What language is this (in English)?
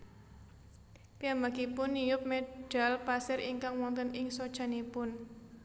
Javanese